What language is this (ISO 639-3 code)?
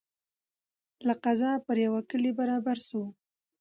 pus